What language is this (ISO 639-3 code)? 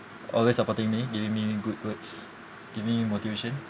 eng